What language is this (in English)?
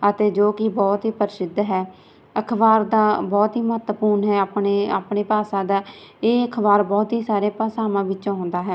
Punjabi